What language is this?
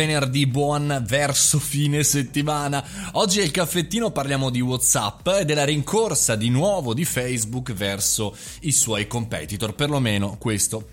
Italian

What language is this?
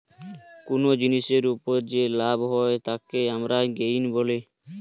Bangla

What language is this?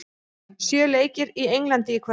Icelandic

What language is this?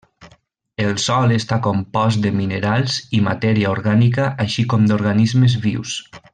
Catalan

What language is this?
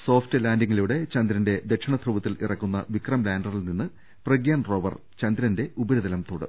Malayalam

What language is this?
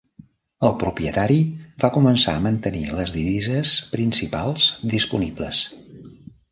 Catalan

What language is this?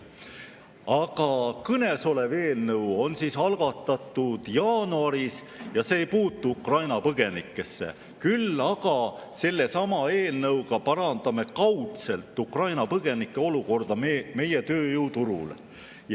Estonian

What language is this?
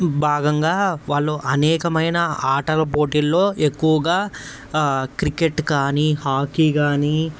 Telugu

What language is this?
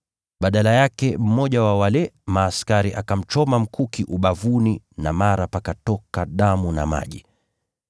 Swahili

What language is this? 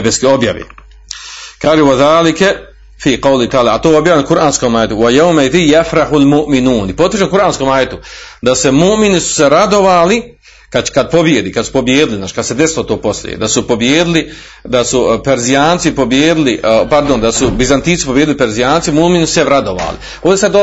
Croatian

